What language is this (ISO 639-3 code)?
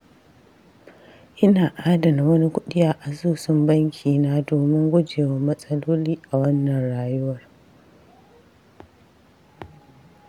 hau